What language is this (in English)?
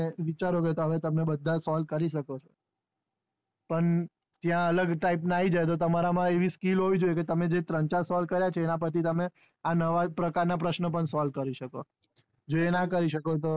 Gujarati